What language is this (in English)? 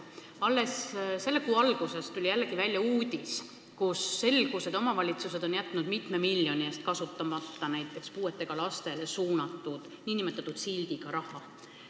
Estonian